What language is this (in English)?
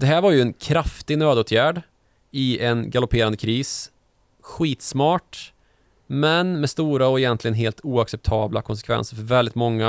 Swedish